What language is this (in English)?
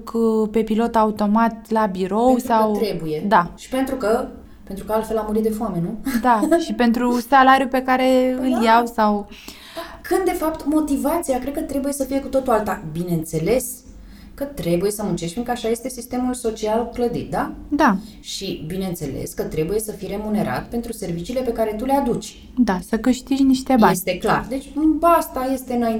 Romanian